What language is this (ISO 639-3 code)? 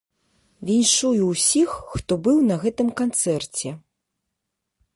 bel